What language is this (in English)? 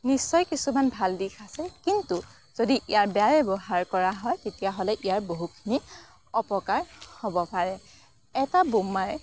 Assamese